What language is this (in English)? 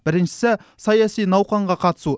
Kazakh